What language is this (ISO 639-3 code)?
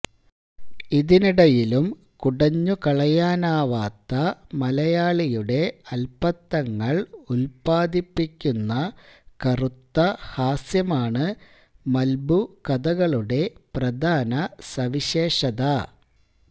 mal